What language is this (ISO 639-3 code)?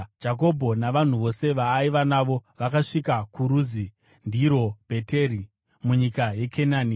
sna